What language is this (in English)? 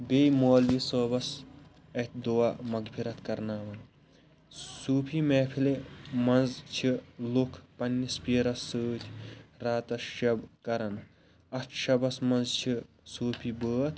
Kashmiri